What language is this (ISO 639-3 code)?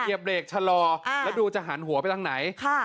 tha